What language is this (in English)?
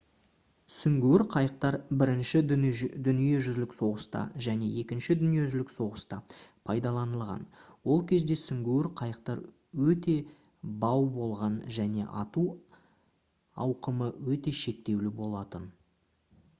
Kazakh